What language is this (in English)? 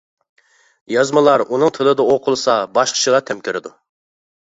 Uyghur